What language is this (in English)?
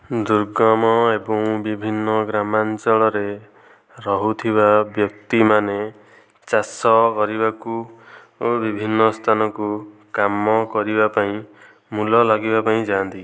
Odia